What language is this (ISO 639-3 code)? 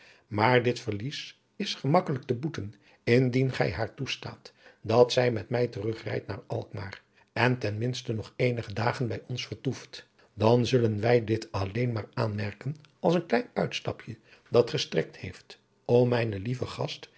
nld